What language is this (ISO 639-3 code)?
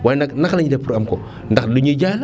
wol